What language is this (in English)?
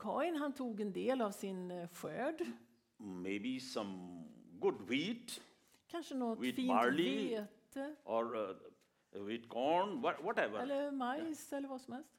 Swedish